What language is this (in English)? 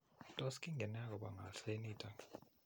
Kalenjin